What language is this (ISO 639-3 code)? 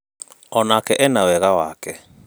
kik